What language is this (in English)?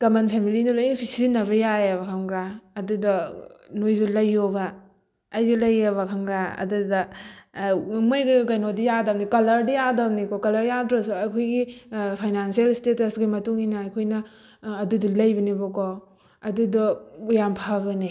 Manipuri